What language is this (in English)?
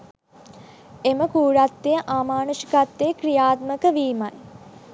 Sinhala